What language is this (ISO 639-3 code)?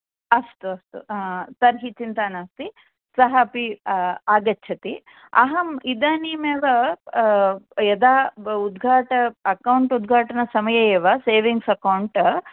san